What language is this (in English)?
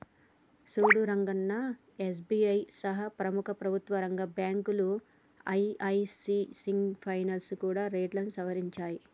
Telugu